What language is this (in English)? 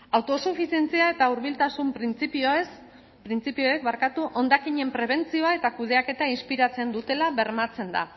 Basque